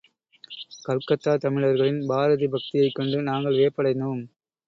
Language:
Tamil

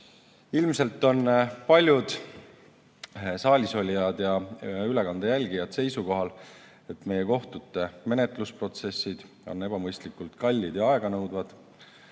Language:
Estonian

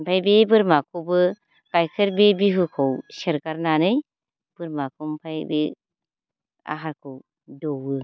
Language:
Bodo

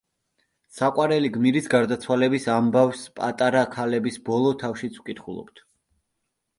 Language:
Georgian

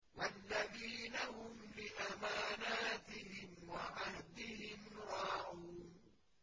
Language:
Arabic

